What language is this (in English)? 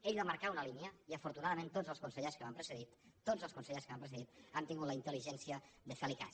Catalan